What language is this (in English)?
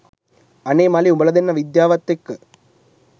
Sinhala